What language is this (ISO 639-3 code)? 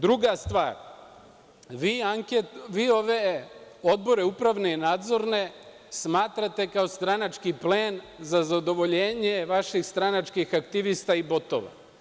srp